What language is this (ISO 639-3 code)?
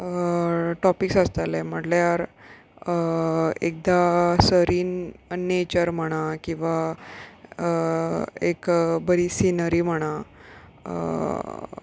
kok